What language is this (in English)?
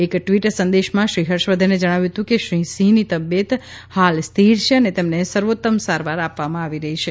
Gujarati